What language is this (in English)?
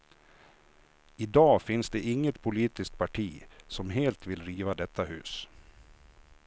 Swedish